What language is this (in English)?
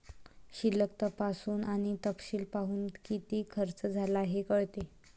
Marathi